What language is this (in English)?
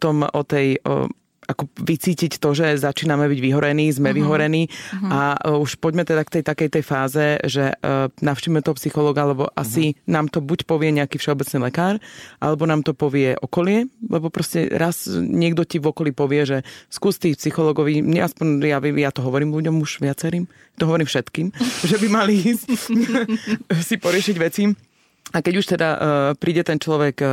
Slovak